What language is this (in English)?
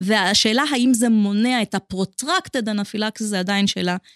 Hebrew